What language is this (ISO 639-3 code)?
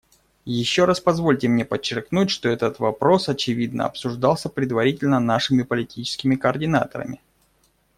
rus